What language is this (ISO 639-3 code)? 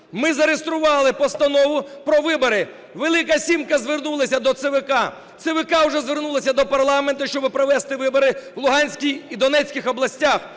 ukr